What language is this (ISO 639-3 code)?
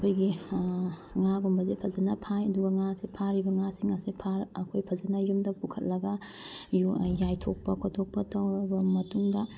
mni